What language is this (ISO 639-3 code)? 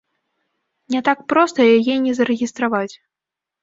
bel